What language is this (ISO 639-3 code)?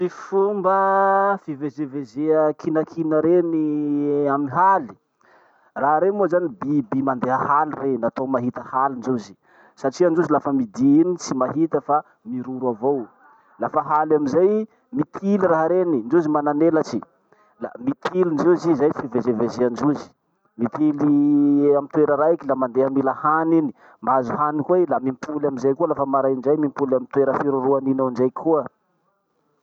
msh